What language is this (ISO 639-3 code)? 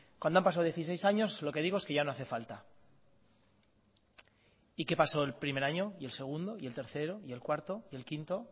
spa